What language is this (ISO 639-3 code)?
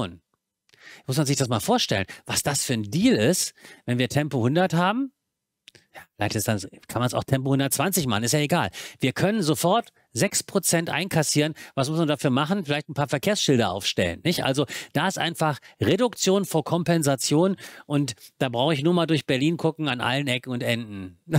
deu